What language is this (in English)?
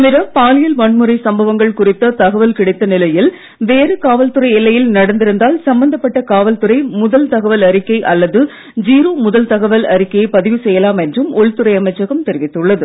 Tamil